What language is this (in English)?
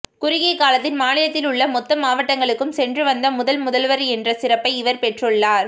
Tamil